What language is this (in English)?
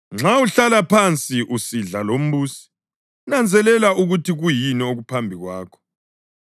North Ndebele